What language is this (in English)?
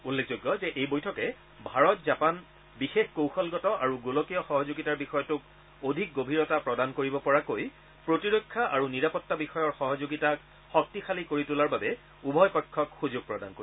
Assamese